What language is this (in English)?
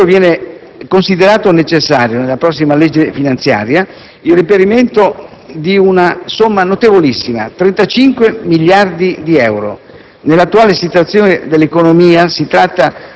Italian